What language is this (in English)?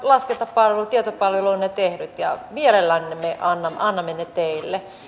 Finnish